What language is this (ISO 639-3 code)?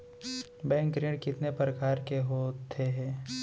hne